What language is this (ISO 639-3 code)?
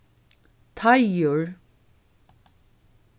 fao